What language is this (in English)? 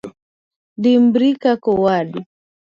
Luo (Kenya and Tanzania)